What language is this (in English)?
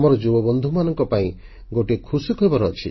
Odia